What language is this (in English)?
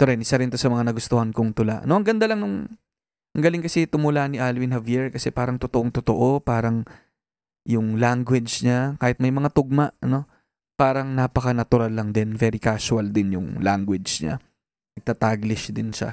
Filipino